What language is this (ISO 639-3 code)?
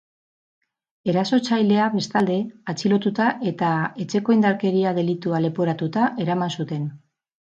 eus